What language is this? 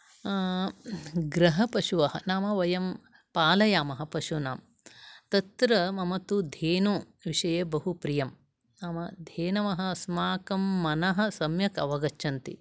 Sanskrit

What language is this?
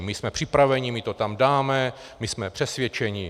Czech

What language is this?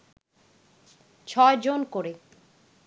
Bangla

